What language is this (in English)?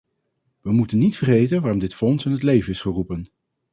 Dutch